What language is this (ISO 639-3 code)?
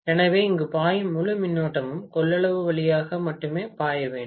tam